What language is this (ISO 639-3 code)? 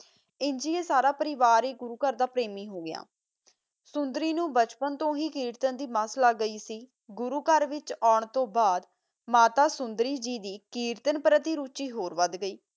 pan